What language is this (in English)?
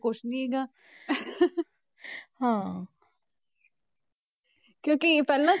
Punjabi